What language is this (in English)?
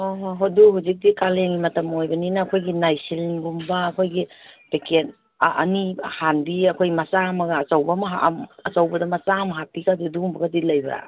Manipuri